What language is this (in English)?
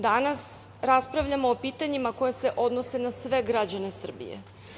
Serbian